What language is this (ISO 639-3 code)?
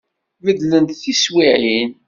kab